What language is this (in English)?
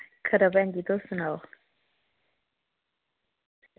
Dogri